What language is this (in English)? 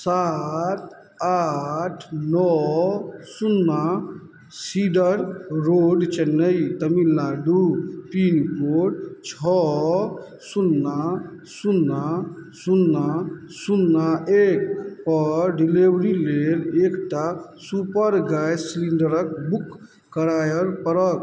Maithili